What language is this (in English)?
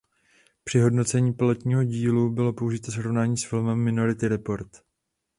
Czech